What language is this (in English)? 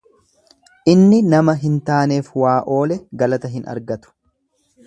Oromo